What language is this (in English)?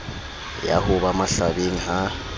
Southern Sotho